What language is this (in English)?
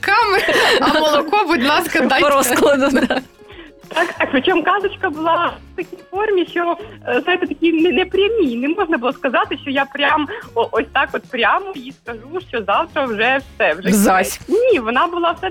Ukrainian